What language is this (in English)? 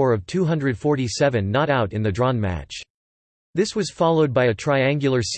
English